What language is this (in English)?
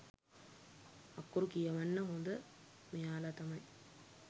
Sinhala